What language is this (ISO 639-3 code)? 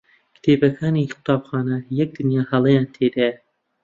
ckb